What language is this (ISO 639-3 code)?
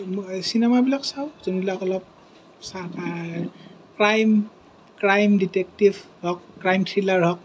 asm